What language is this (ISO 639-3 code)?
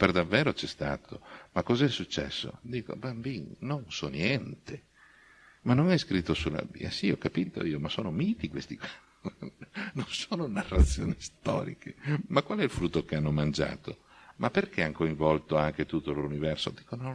ita